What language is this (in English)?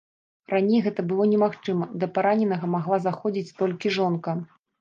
Belarusian